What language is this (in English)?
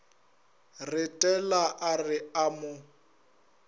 Northern Sotho